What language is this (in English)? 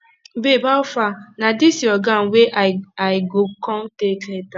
Nigerian Pidgin